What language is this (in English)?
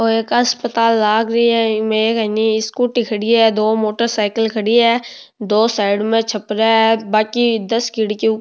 Rajasthani